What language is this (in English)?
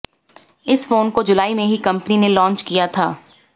Hindi